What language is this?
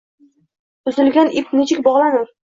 Uzbek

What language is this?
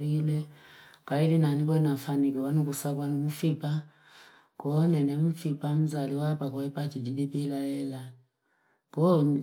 Fipa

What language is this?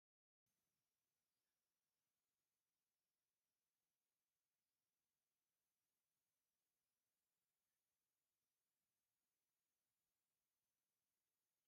Tigrinya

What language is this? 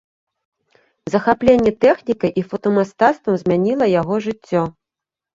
Belarusian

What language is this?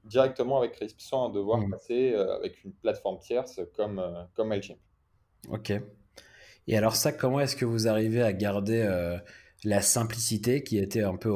French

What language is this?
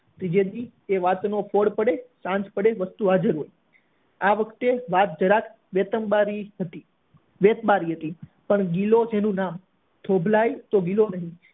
Gujarati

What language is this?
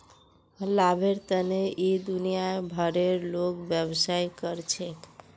Magahi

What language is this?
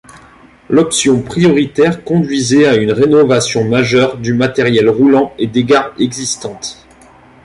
French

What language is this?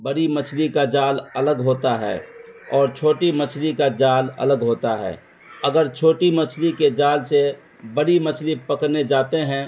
Urdu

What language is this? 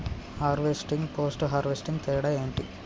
Telugu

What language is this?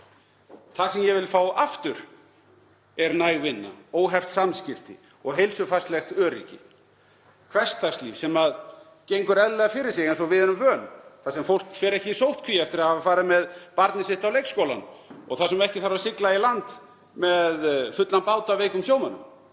Icelandic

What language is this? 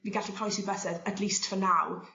Welsh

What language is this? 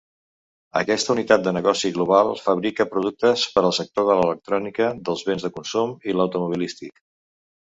Catalan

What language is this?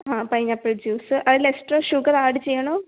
Malayalam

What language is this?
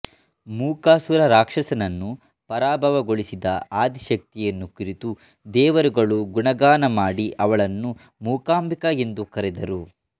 Kannada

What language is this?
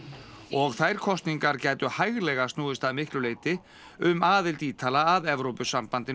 Icelandic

